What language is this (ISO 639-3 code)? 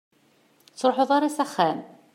kab